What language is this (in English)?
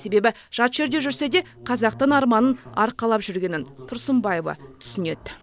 Kazakh